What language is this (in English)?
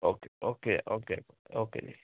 Punjabi